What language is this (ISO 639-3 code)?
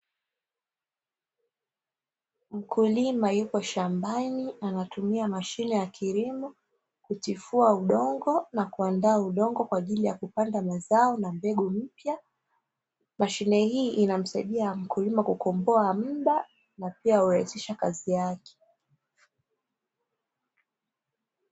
swa